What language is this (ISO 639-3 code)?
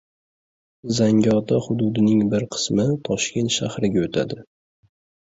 uzb